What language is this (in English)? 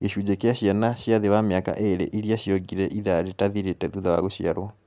Kikuyu